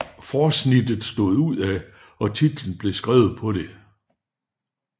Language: Danish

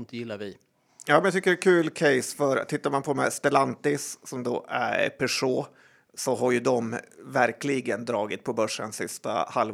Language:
Swedish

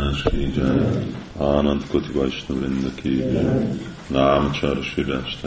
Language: Hungarian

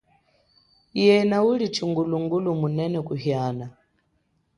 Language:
Chokwe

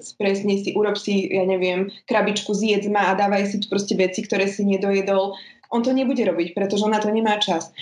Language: Slovak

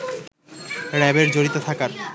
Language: Bangla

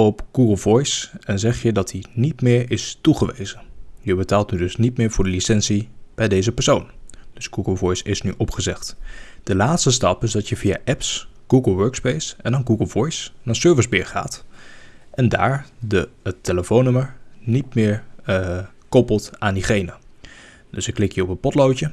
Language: Dutch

